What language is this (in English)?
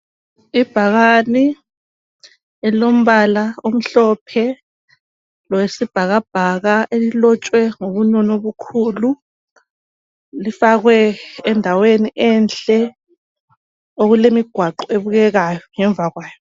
North Ndebele